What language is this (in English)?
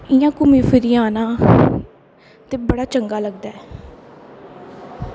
Dogri